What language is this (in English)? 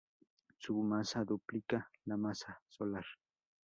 Spanish